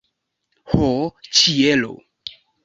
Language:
Esperanto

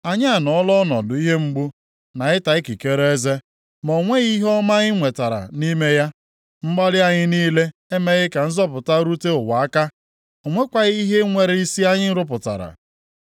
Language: Igbo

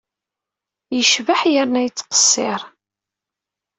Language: Kabyle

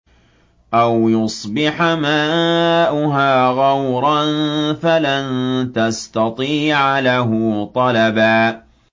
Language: Arabic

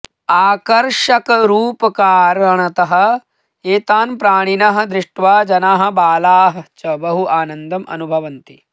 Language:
Sanskrit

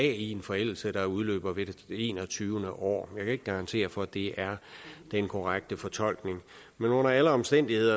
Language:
Danish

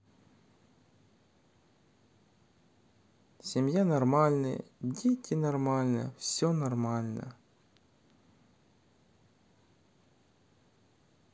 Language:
Russian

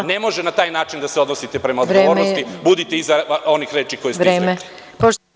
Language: Serbian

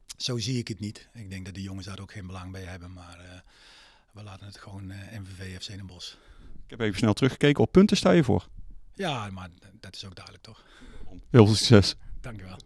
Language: Dutch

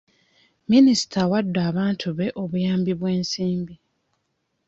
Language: Ganda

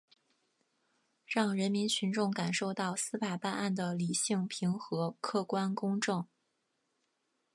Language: Chinese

